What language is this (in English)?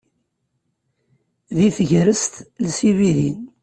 Kabyle